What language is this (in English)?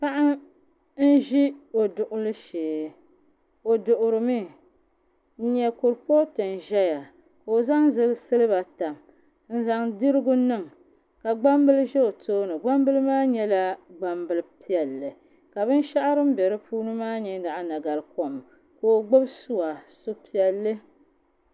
Dagbani